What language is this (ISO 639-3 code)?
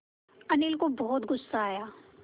hin